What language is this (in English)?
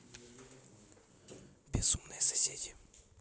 Russian